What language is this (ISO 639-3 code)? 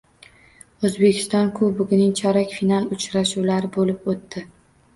uzb